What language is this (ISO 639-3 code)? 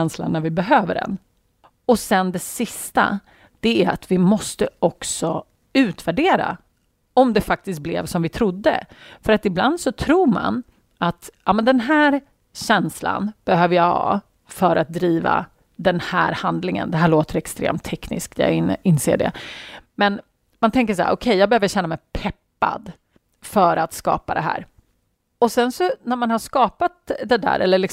swe